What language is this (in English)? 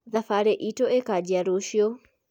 Kikuyu